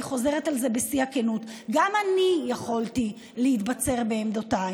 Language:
Hebrew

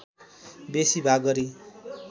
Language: Nepali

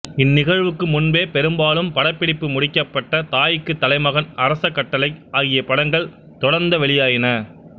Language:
Tamil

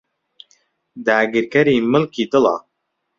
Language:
Central Kurdish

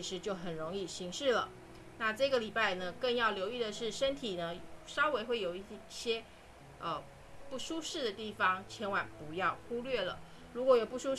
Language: Chinese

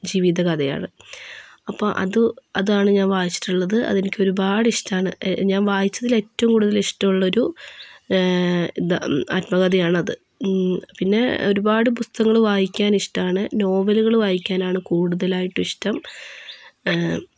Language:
Malayalam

